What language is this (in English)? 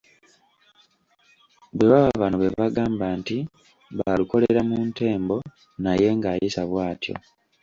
Ganda